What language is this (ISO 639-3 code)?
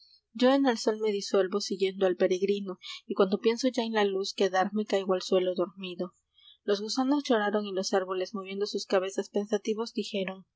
spa